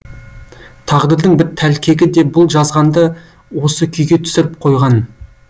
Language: Kazakh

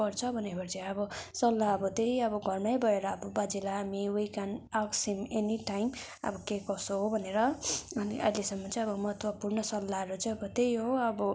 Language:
Nepali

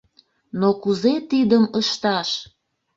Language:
Mari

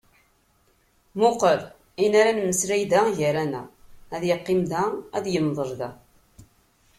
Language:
Kabyle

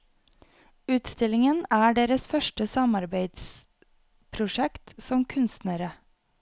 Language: Norwegian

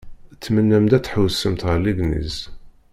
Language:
Kabyle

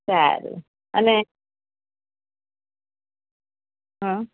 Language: Gujarati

